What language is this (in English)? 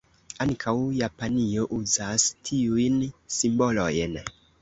Esperanto